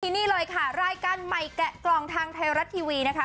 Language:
Thai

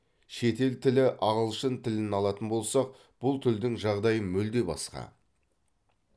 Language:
Kazakh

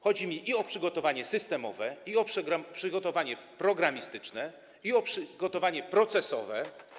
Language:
Polish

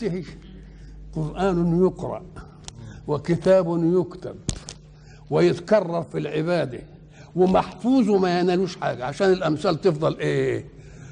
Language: Arabic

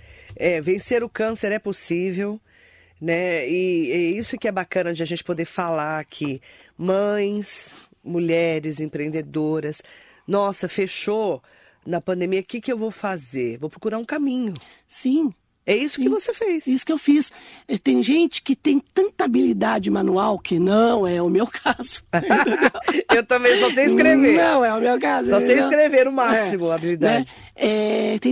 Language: Portuguese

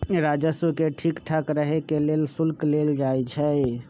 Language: Magahi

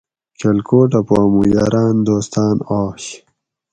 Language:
Gawri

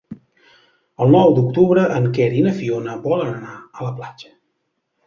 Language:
Catalan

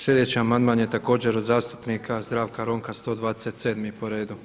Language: Croatian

